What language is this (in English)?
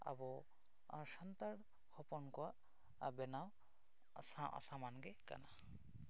Santali